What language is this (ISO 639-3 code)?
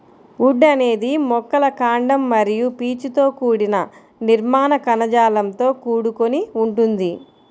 tel